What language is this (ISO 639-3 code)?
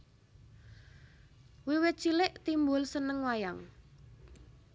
jav